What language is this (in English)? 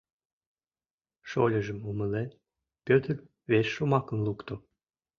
Mari